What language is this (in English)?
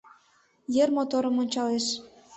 Mari